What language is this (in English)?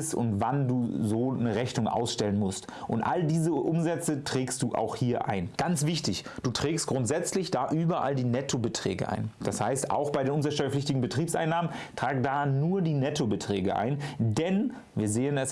German